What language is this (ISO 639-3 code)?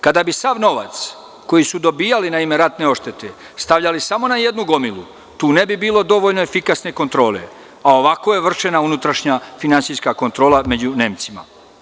srp